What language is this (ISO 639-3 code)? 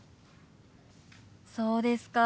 jpn